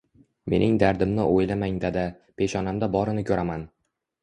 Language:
Uzbek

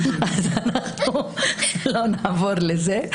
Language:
Hebrew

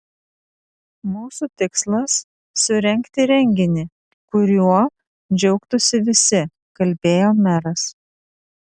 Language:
Lithuanian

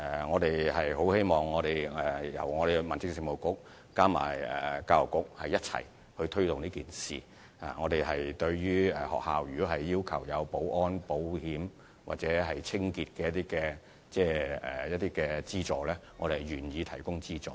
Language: Cantonese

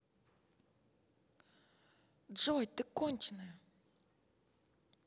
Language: Russian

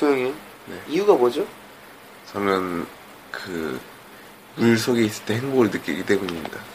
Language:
Korean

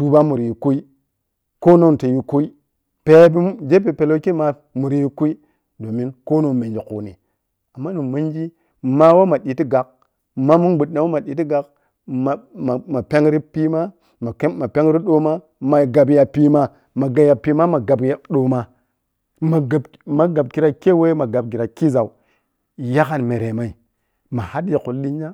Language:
Piya-Kwonci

